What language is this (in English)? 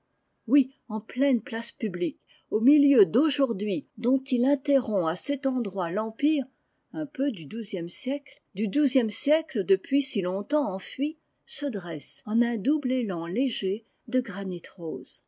French